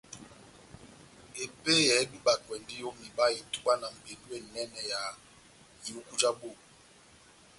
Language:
Batanga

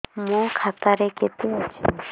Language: Odia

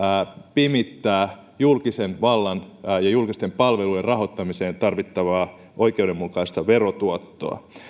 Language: Finnish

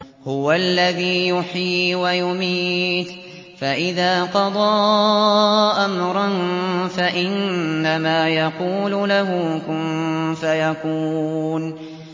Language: Arabic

